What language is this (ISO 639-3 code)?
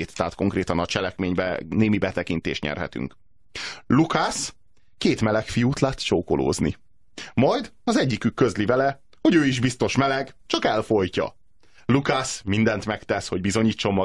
hun